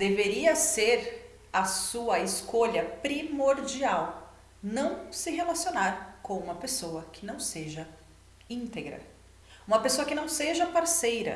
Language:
Portuguese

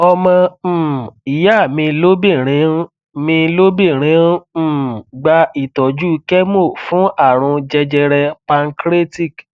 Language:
Yoruba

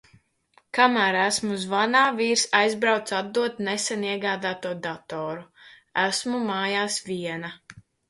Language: Latvian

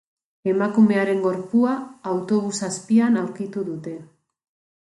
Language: Basque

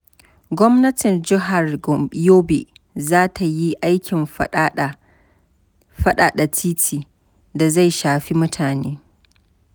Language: Hausa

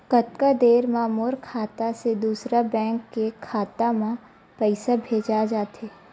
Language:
Chhattisgarhi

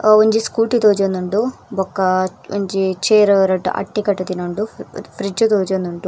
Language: Tulu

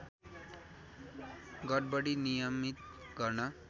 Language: Nepali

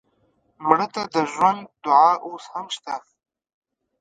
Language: Pashto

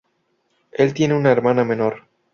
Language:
Spanish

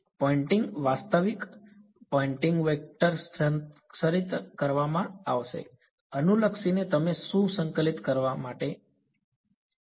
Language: Gujarati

